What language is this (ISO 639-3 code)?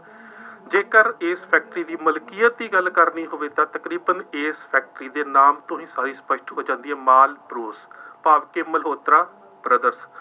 pan